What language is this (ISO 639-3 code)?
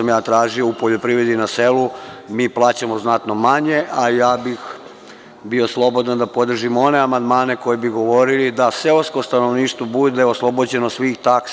srp